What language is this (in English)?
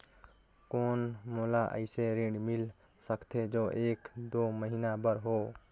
Chhattisgarhi